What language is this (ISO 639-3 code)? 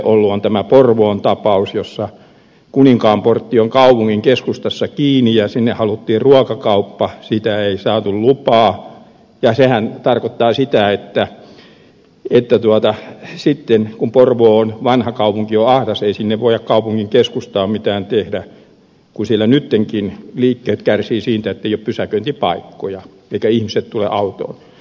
fin